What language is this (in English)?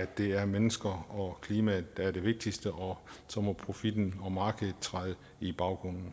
Danish